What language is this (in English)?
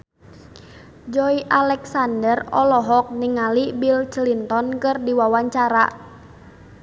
Sundanese